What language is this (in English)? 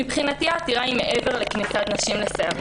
Hebrew